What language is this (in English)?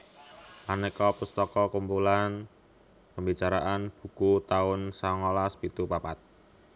Javanese